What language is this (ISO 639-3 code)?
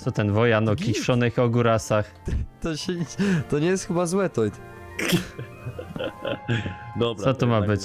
pol